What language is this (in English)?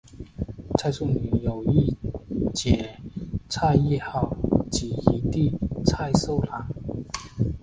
Chinese